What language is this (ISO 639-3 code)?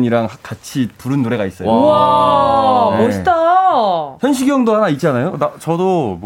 kor